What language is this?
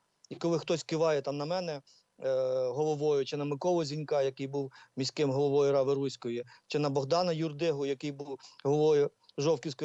Ukrainian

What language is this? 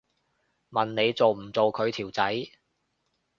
Cantonese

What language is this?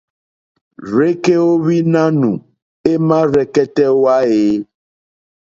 Mokpwe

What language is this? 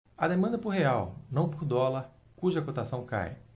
Portuguese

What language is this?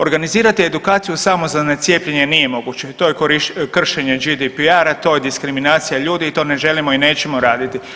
Croatian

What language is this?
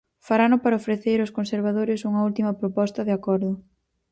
Galician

